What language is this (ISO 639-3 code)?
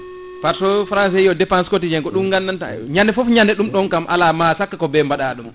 ful